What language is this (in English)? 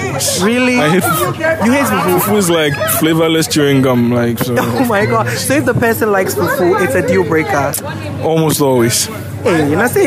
English